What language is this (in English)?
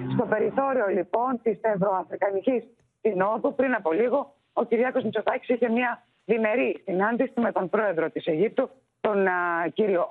Greek